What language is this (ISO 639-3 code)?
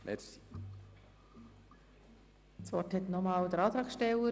gsw